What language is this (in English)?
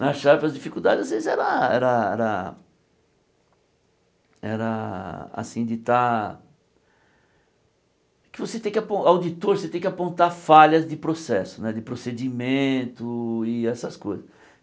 Portuguese